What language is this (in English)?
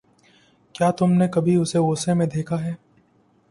Urdu